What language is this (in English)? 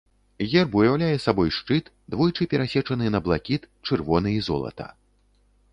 Belarusian